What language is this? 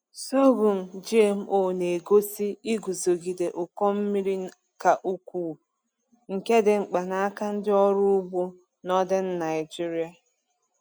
Igbo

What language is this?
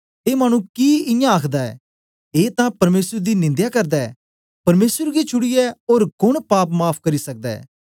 Dogri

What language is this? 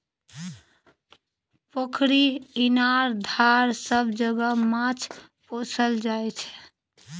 Maithili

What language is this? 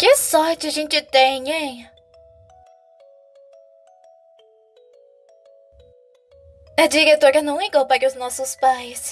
Portuguese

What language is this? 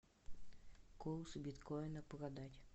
Russian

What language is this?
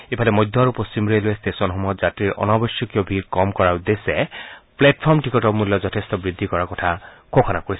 Assamese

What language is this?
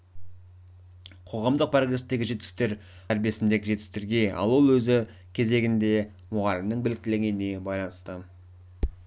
Kazakh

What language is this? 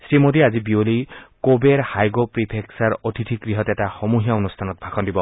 Assamese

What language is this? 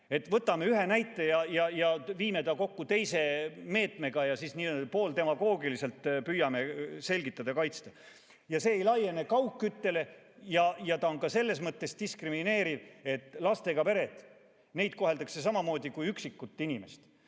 Estonian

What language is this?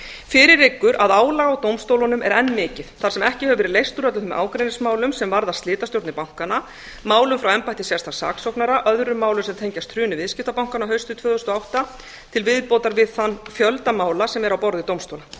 Icelandic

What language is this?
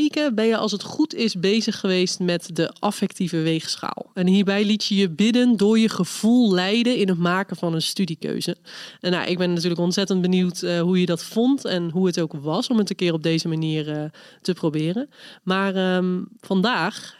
Dutch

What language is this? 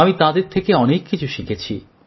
Bangla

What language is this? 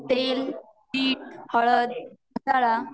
Marathi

